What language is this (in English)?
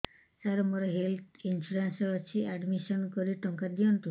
Odia